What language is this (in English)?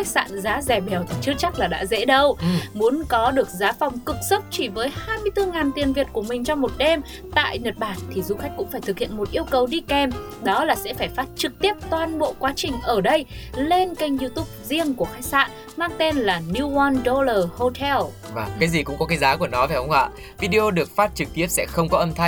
Vietnamese